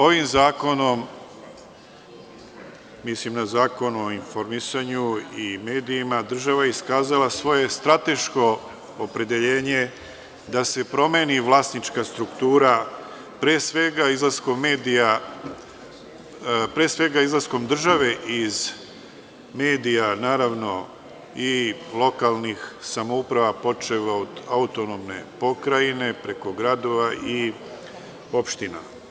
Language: Serbian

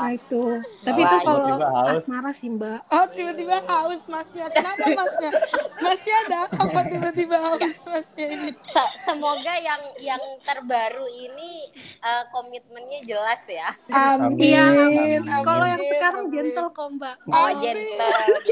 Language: Indonesian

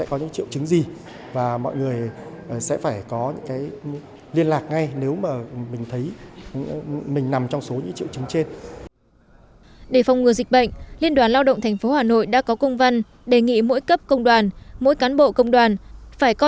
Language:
Vietnamese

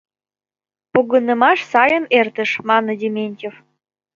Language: Mari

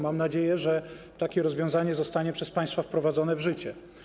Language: Polish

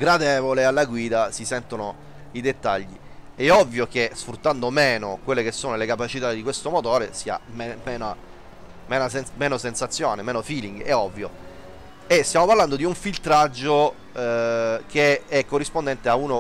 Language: Italian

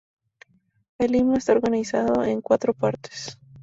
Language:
Spanish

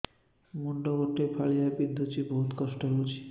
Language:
Odia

